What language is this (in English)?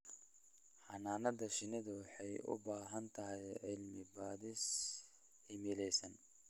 Somali